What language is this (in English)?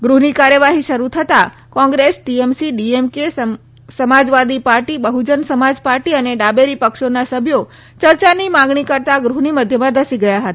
Gujarati